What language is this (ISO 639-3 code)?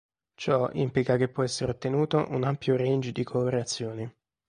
ita